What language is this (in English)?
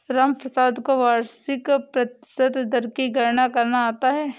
Hindi